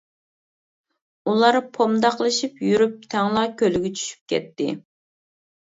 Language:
Uyghur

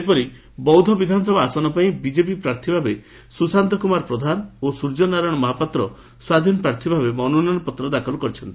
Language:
Odia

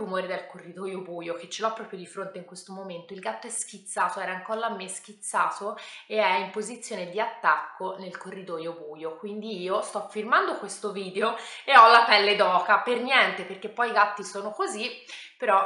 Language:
Italian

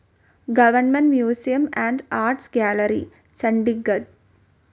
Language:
Malayalam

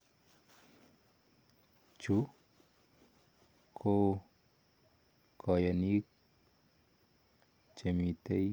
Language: Kalenjin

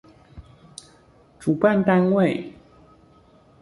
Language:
Chinese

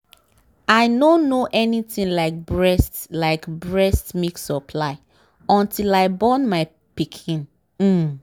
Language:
Nigerian Pidgin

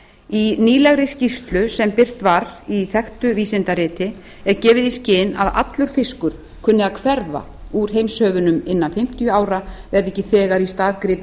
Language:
Icelandic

